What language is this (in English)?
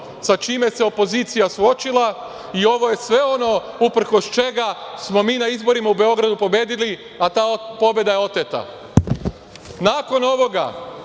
Serbian